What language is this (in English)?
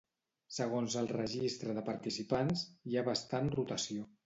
Catalan